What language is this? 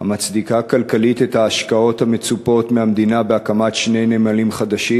Hebrew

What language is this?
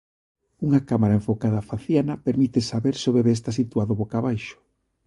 Galician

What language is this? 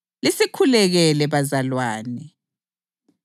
North Ndebele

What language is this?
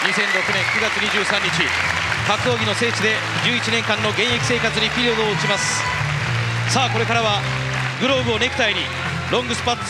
Japanese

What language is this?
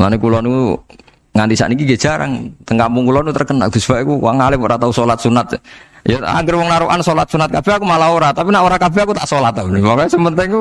Indonesian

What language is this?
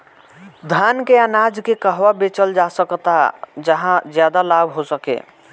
Bhojpuri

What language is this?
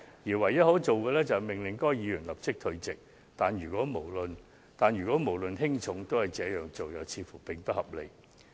Cantonese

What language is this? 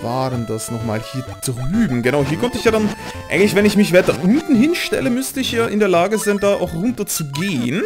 German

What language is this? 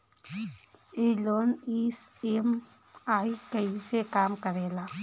Bhojpuri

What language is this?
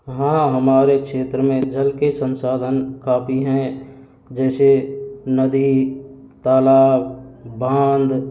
Hindi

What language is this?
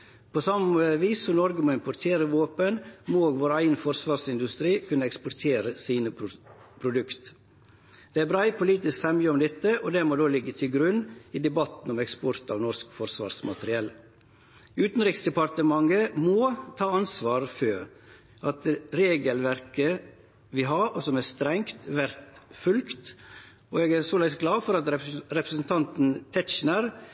Norwegian Nynorsk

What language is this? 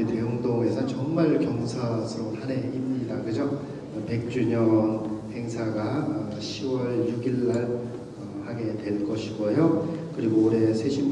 Korean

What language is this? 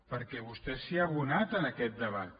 Catalan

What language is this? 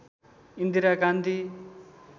Nepali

